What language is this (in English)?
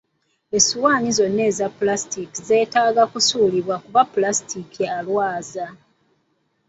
Ganda